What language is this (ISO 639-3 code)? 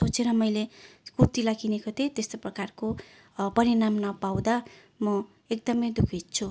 nep